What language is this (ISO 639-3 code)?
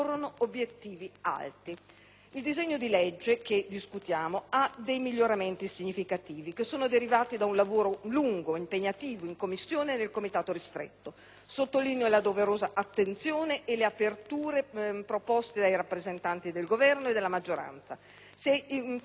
ita